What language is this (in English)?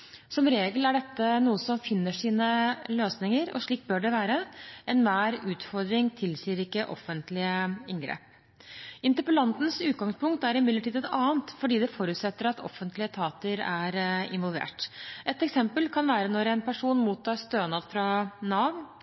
Norwegian Bokmål